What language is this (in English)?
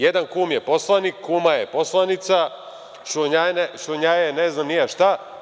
Serbian